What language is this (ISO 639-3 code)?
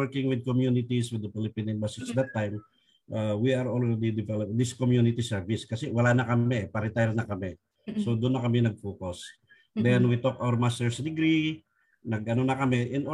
fil